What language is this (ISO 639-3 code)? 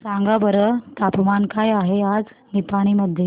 mar